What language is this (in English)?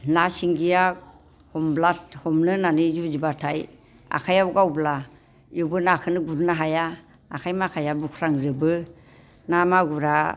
Bodo